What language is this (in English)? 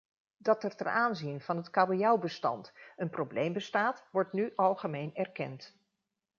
Dutch